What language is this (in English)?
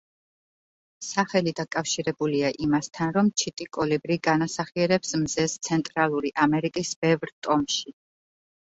Georgian